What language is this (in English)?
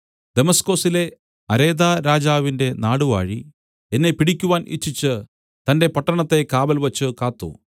Malayalam